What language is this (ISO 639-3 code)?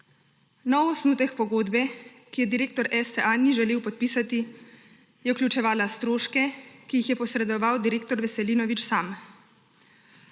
slv